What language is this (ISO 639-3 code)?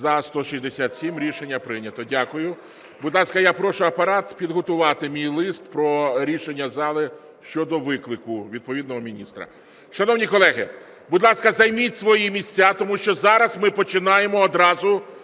ukr